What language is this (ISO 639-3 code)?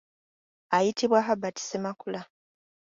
lug